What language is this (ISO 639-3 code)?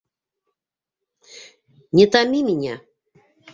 bak